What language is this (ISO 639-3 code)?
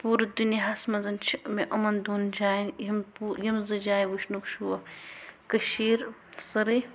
kas